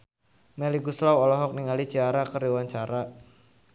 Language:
Sundanese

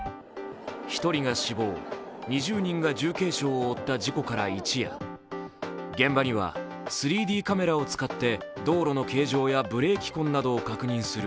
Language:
Japanese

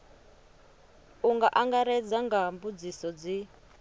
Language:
Venda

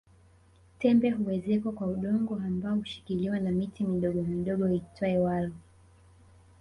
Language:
Swahili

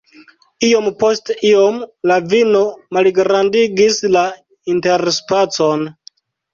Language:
Esperanto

